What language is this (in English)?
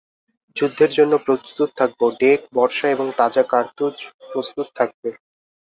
Bangla